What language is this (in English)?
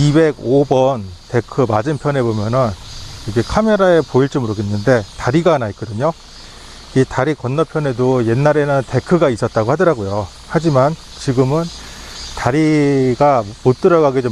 Korean